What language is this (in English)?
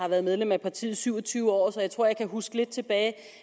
Danish